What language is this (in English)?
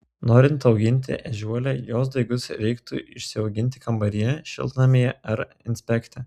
Lithuanian